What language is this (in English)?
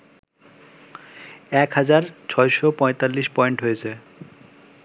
Bangla